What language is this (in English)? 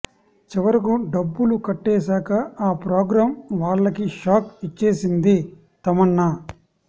Telugu